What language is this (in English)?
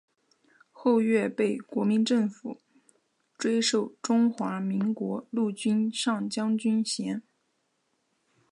Chinese